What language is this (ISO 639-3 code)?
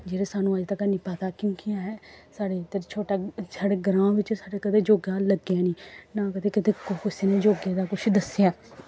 doi